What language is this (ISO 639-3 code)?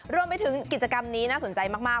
tha